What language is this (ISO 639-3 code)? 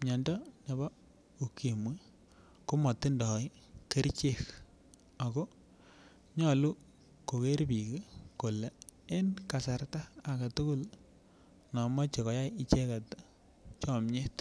kln